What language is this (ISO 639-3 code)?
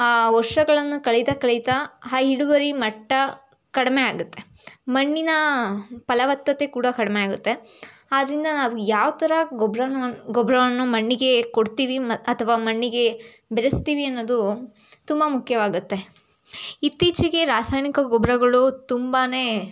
kan